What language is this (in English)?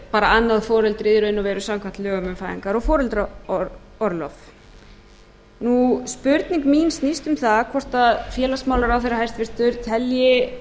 Icelandic